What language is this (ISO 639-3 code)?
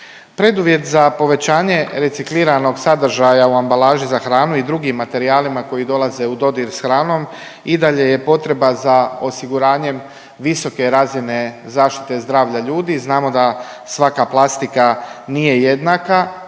hrv